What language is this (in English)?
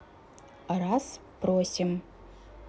Russian